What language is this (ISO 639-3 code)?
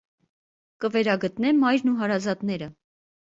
hye